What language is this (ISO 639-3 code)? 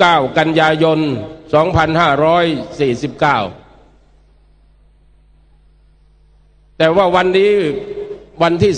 tha